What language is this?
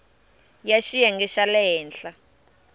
Tsonga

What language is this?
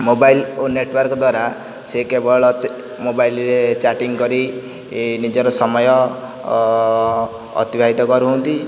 Odia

